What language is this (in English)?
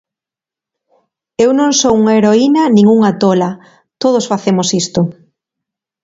Galician